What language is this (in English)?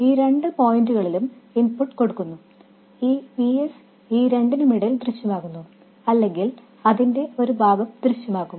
Malayalam